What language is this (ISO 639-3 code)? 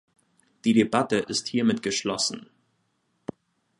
deu